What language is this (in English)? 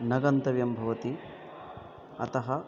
Sanskrit